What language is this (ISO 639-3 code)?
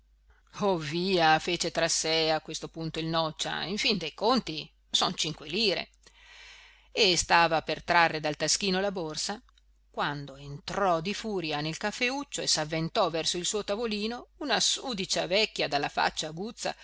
ita